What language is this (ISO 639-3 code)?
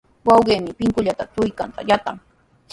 qws